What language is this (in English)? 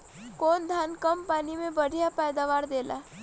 Bhojpuri